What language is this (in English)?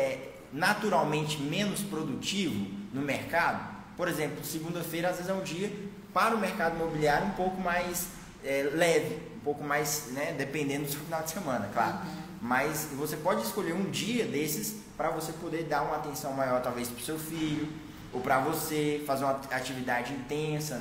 Portuguese